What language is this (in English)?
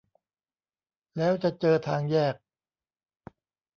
Thai